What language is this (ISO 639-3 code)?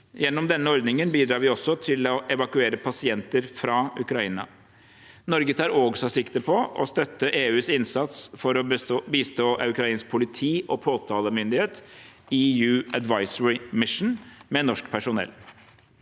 nor